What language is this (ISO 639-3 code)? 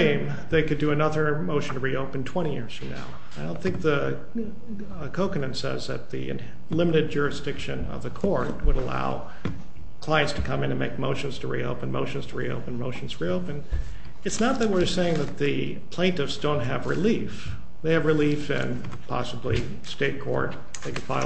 eng